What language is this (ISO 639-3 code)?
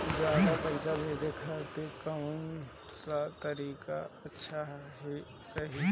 bho